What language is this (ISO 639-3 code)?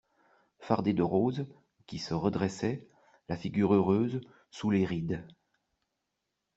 fra